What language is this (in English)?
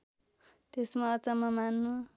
Nepali